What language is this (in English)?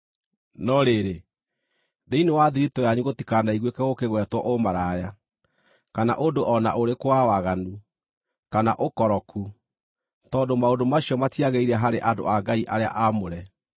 Kikuyu